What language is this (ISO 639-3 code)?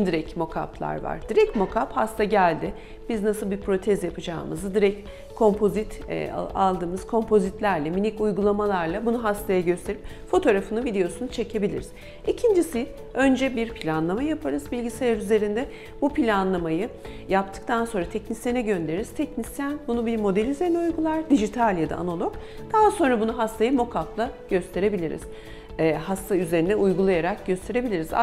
tur